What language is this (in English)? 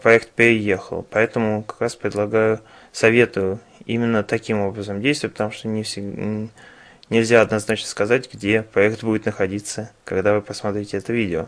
Russian